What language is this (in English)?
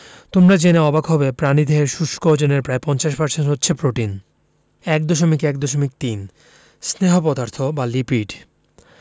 Bangla